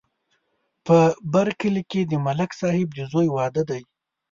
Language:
Pashto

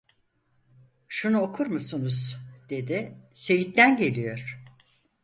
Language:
Turkish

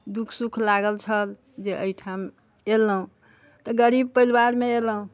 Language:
Maithili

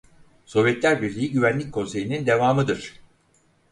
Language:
Turkish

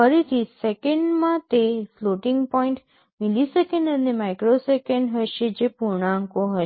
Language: Gujarati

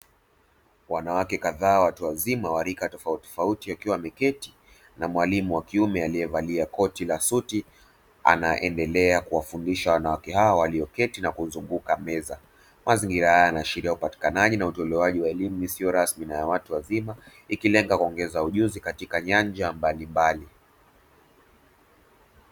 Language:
Swahili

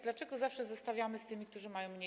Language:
Polish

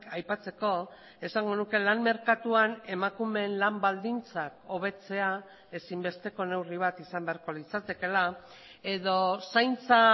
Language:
Basque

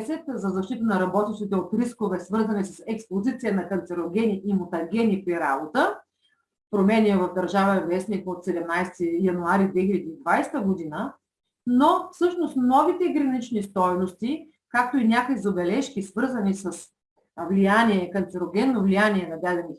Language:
Bulgarian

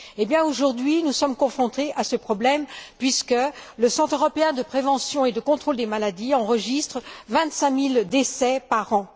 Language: French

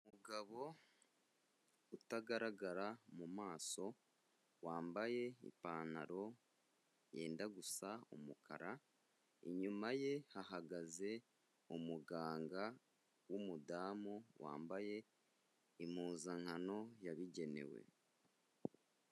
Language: Kinyarwanda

